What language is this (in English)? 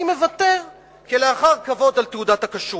Hebrew